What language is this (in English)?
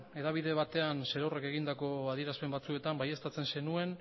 Basque